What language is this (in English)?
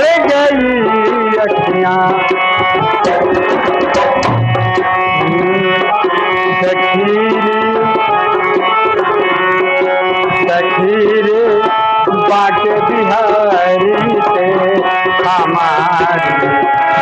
Hindi